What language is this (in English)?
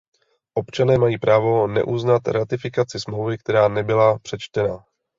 Czech